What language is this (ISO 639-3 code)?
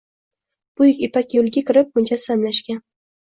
uzb